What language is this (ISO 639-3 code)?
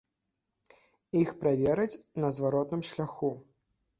bel